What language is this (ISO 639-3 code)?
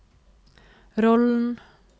nor